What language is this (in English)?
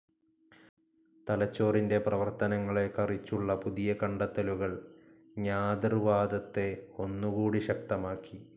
Malayalam